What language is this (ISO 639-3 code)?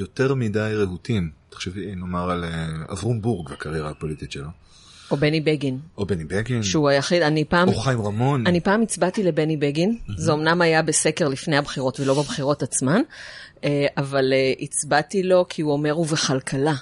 heb